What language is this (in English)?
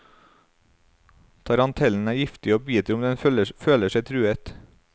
Norwegian